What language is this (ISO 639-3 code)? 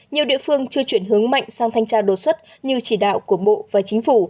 vie